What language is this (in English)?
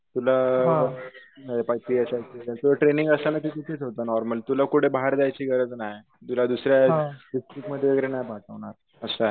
Marathi